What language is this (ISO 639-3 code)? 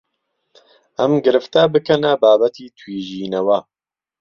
ckb